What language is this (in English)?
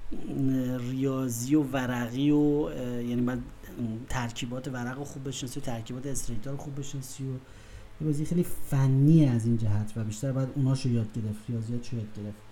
Persian